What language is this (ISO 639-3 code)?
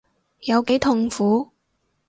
yue